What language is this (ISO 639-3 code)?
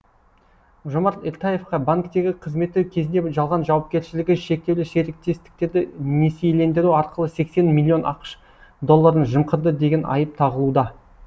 kaz